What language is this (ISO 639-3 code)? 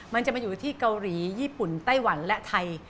tha